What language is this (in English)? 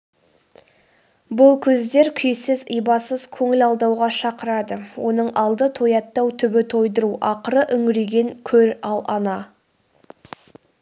Kazakh